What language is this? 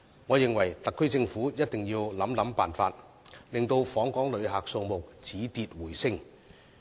Cantonese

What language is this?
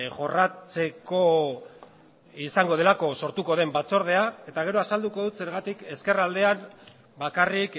Basque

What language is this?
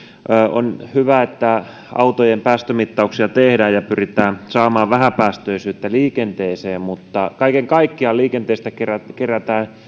Finnish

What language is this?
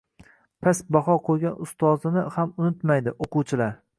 Uzbek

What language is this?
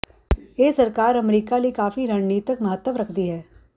Punjabi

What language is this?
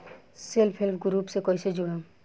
Bhojpuri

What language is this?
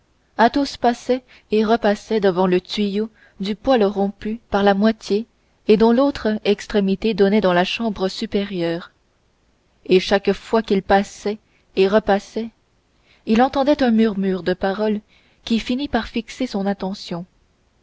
French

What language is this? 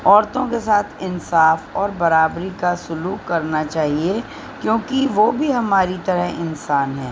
Urdu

